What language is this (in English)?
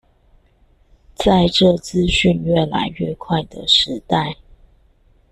Chinese